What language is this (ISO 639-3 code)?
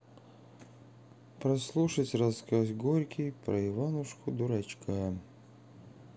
rus